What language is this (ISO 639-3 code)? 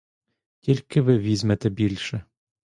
ukr